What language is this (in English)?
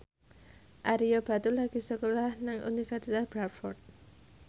Javanese